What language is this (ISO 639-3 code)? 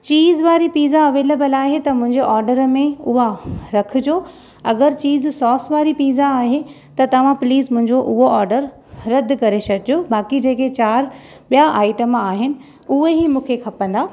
snd